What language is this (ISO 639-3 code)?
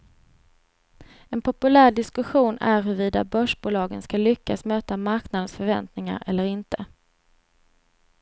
swe